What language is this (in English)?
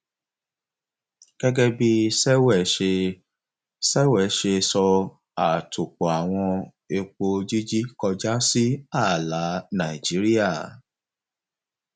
Yoruba